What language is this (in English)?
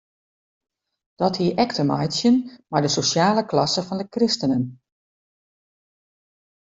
Western Frisian